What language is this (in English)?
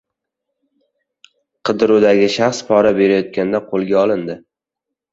Uzbek